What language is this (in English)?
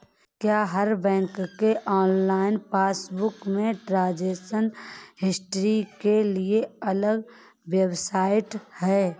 Hindi